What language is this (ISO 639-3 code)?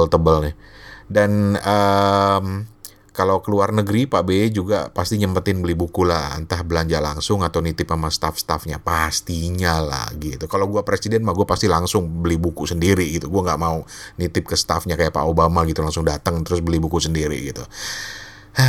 ind